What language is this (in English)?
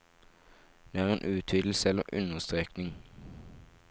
Norwegian